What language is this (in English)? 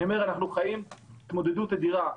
Hebrew